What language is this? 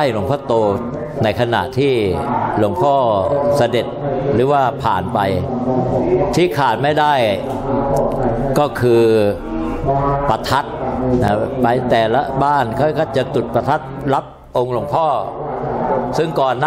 Thai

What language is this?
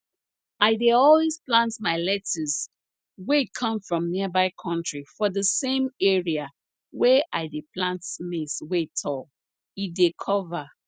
Nigerian Pidgin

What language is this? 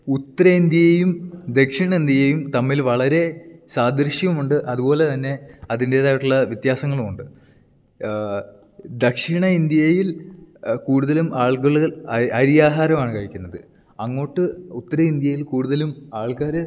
Malayalam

